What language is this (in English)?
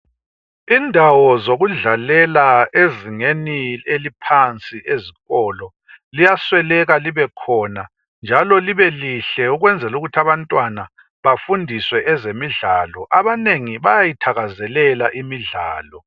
North Ndebele